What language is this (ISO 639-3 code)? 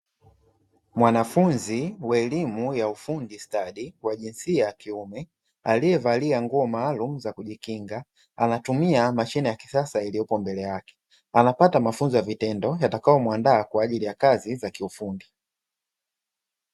swa